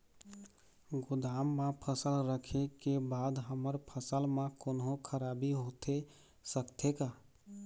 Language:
Chhattisgarhi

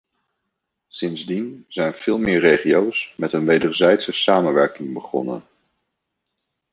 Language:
Dutch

